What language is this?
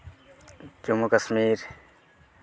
Santali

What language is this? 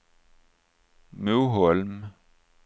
Swedish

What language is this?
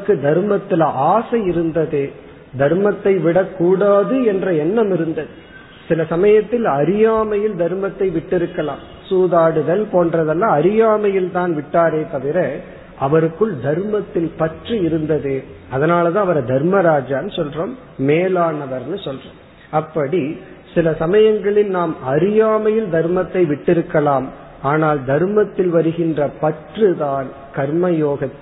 Tamil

